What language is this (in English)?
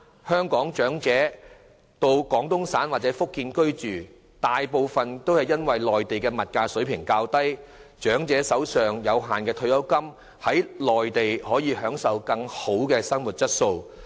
Cantonese